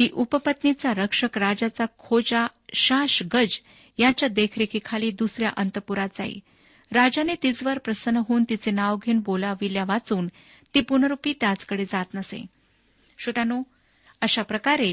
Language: Marathi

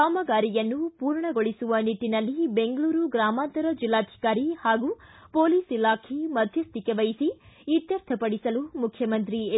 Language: Kannada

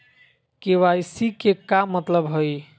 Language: Magahi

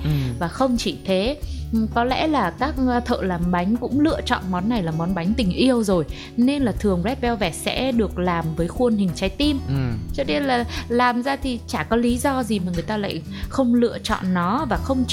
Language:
Vietnamese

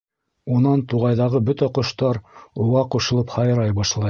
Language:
Bashkir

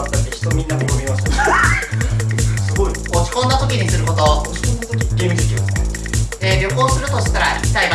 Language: Japanese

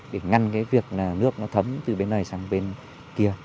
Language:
Vietnamese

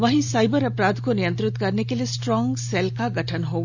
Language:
Hindi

